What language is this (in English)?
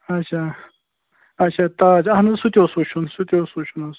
Kashmiri